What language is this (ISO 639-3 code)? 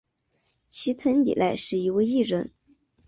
zho